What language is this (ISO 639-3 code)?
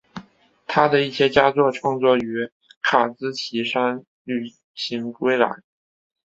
zho